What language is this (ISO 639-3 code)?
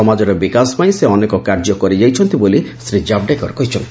ori